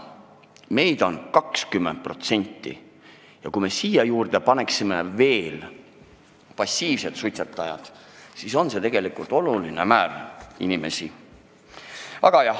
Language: Estonian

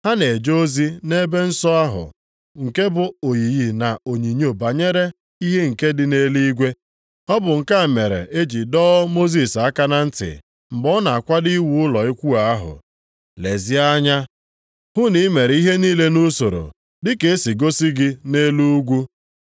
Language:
Igbo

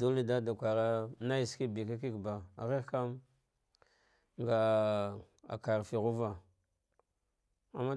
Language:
Dghwede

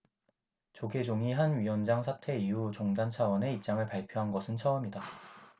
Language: Korean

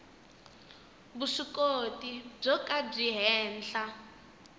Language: Tsonga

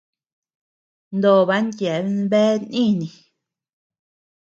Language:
Tepeuxila Cuicatec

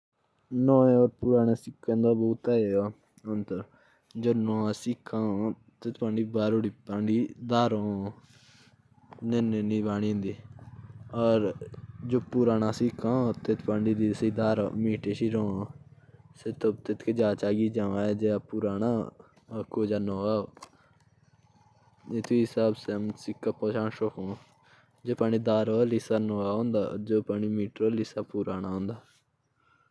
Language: Jaunsari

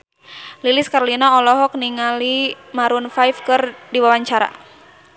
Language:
Sundanese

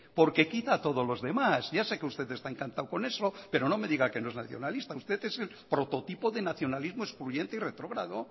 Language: Spanish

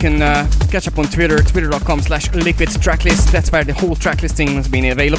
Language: English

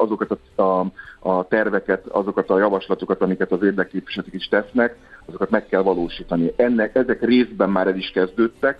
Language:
Hungarian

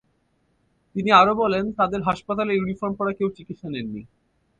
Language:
Bangla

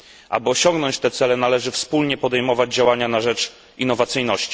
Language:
Polish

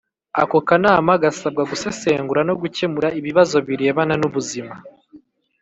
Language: Kinyarwanda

